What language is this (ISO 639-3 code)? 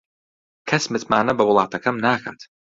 ckb